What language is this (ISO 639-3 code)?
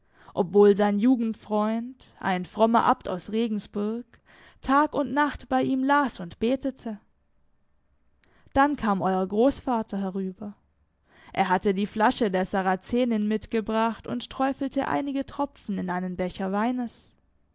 deu